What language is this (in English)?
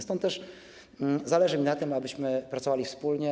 Polish